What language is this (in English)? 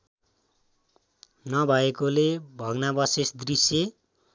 Nepali